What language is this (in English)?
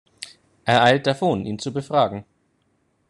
German